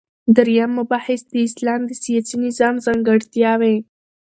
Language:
Pashto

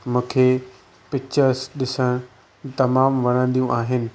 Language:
Sindhi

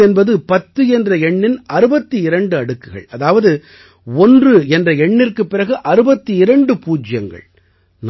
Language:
Tamil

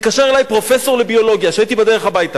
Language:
Hebrew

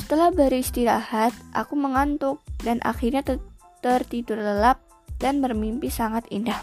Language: Indonesian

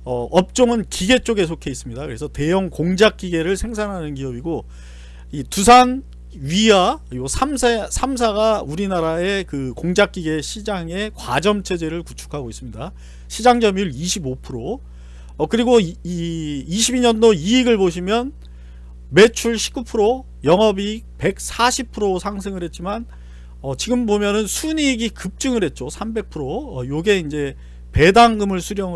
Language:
Korean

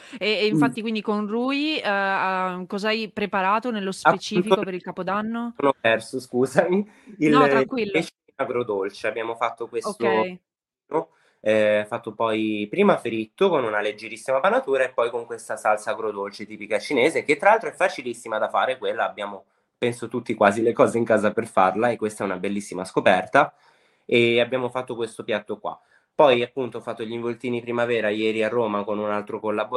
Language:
Italian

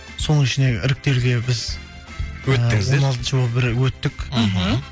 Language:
Kazakh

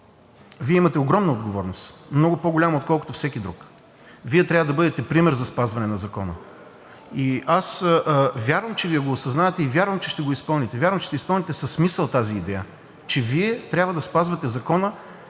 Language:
Bulgarian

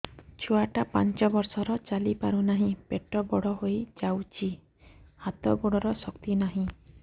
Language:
Odia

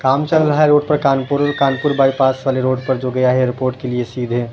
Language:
Urdu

